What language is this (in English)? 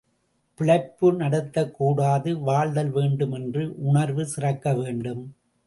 Tamil